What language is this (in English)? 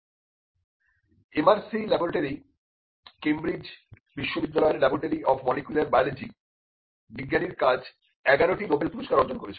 Bangla